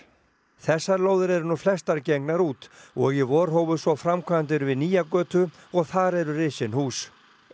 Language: Icelandic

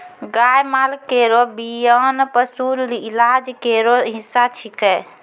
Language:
Maithili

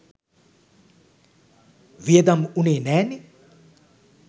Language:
Sinhala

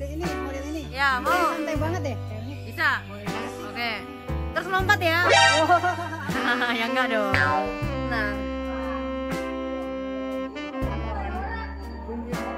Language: Indonesian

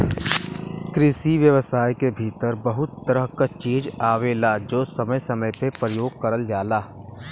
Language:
Bhojpuri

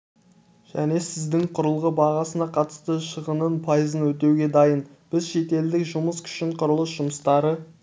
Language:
Kazakh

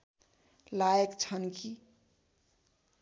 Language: Nepali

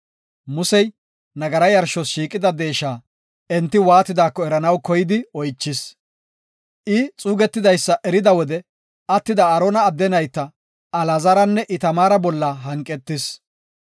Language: Gofa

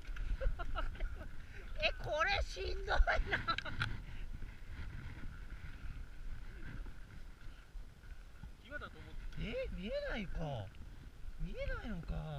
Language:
Japanese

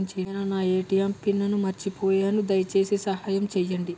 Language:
Telugu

